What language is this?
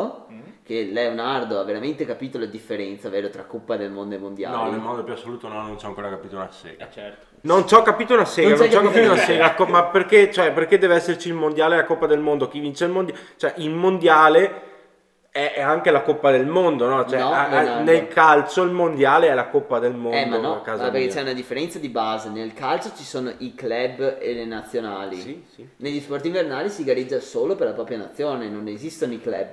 Italian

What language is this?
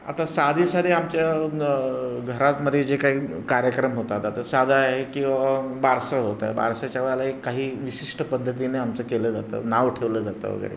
Marathi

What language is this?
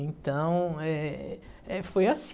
Portuguese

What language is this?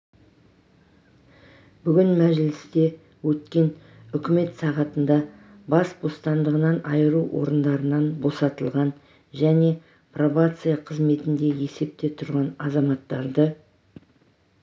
Kazakh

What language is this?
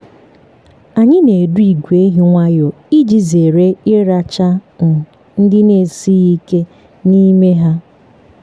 Igbo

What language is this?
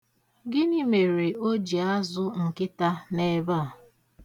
Igbo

